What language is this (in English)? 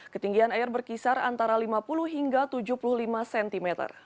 Indonesian